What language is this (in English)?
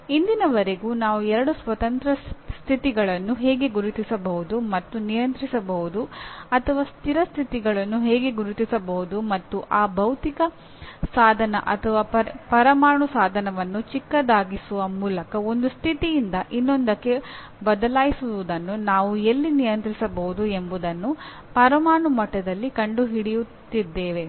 Kannada